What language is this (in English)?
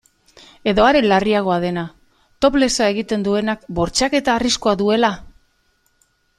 Basque